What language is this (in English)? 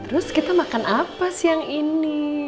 Indonesian